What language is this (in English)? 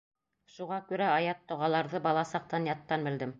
Bashkir